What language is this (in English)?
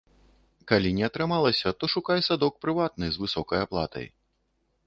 Belarusian